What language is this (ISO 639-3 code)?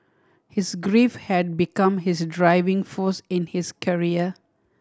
eng